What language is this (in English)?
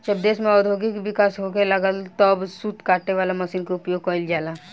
Bhojpuri